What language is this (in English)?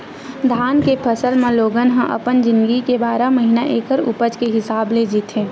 Chhattisgarhi